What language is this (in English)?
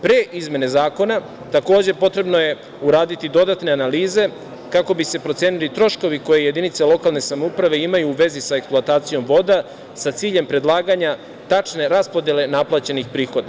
Serbian